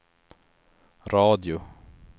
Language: Swedish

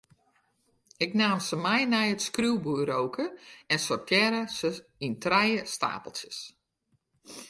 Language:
Western Frisian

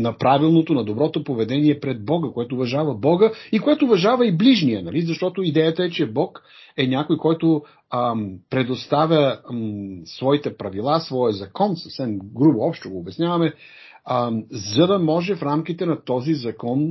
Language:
Bulgarian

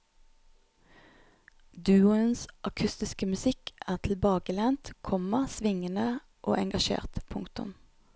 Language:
Norwegian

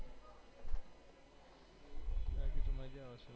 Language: Gujarati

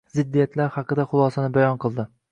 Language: Uzbek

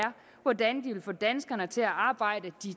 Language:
Danish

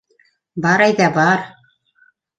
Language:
Bashkir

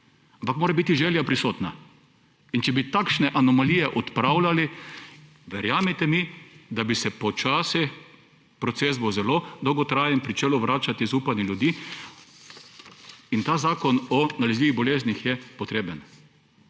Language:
Slovenian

